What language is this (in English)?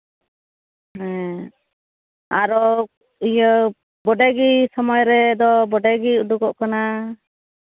Santali